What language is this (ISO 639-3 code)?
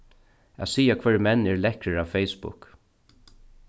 fao